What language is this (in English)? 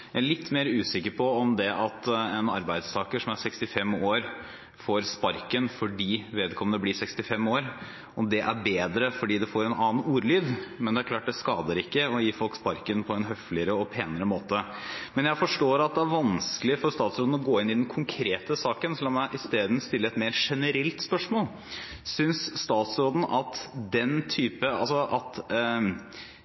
Norwegian Bokmål